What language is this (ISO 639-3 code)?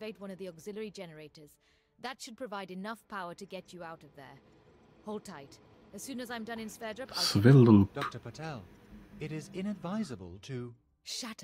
jpn